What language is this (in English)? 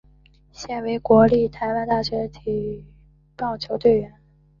Chinese